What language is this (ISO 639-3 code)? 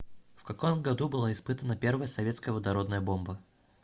rus